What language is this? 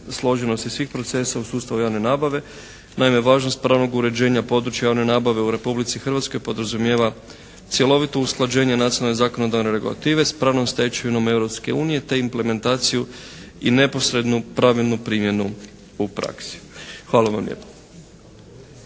Croatian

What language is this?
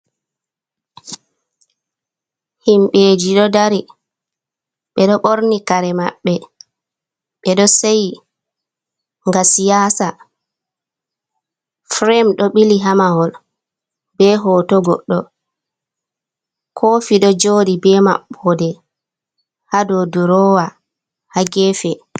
Fula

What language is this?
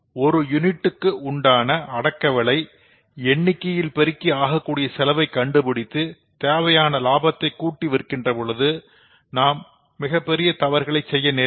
Tamil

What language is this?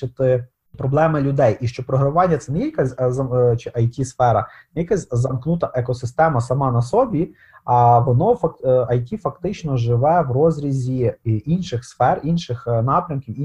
Ukrainian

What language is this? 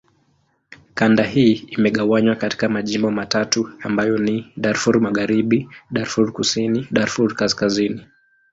Swahili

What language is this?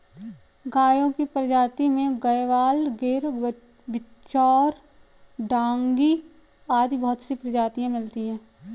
Hindi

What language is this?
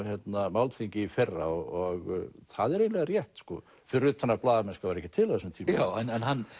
Icelandic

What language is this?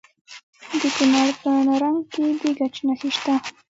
Pashto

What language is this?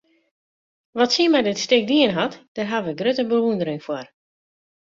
Western Frisian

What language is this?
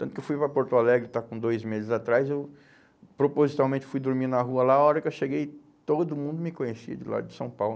Portuguese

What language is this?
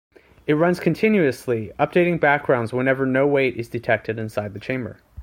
English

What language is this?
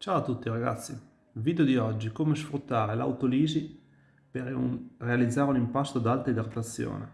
Italian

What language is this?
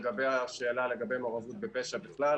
Hebrew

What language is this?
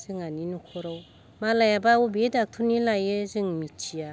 Bodo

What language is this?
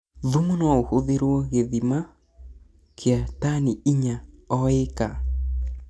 Kikuyu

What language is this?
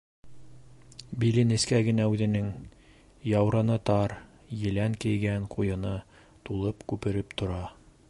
Bashkir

